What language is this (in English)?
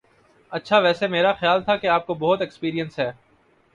Urdu